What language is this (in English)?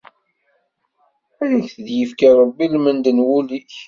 Kabyle